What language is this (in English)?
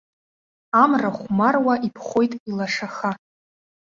Abkhazian